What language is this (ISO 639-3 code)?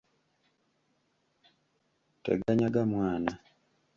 lug